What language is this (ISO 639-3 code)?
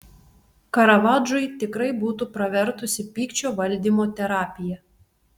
lit